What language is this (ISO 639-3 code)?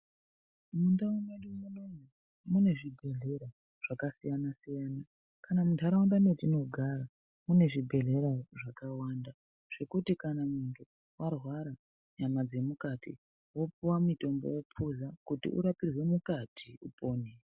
ndc